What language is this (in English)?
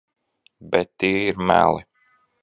Latvian